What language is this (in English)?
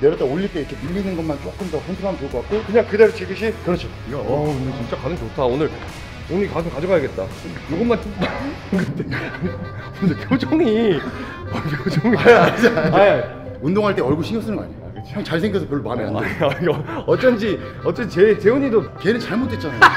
Korean